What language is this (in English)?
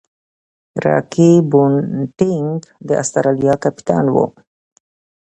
Pashto